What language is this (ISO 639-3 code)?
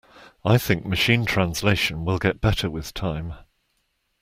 eng